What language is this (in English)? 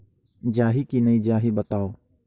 Chhattisgarhi